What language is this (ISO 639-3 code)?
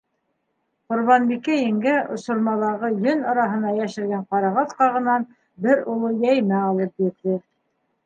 bak